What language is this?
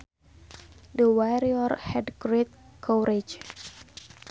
Sundanese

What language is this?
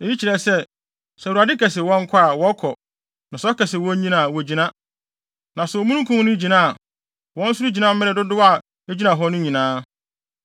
Akan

